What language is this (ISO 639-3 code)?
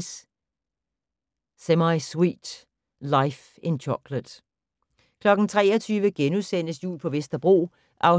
dan